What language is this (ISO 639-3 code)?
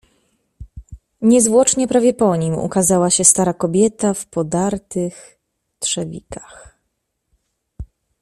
pol